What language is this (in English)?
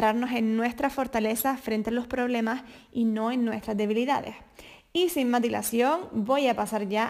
Spanish